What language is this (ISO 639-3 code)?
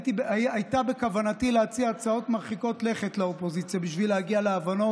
heb